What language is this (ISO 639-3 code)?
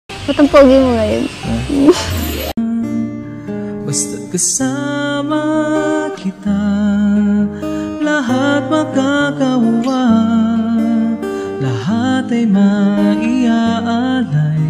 ind